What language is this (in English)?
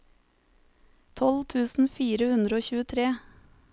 Norwegian